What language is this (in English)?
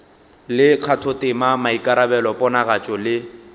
Northern Sotho